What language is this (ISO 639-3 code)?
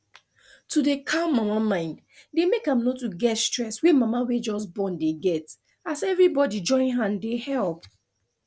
pcm